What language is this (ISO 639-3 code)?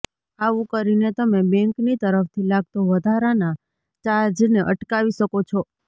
guj